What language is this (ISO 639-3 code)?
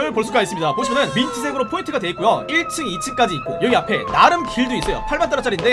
kor